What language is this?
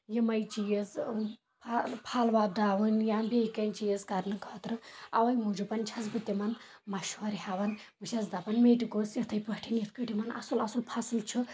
Kashmiri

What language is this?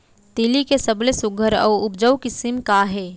Chhattisgarhi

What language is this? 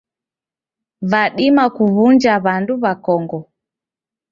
Taita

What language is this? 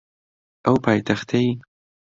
Central Kurdish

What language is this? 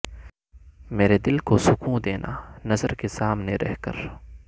Urdu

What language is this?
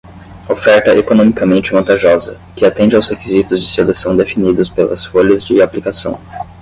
Portuguese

